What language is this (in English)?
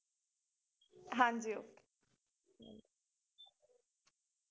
Punjabi